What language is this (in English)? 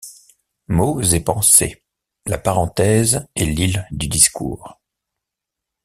French